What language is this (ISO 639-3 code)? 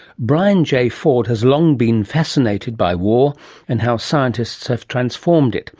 eng